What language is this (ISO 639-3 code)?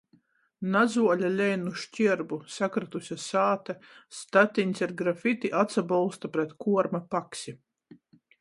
ltg